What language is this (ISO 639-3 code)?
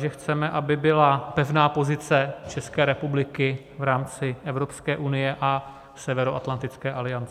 ces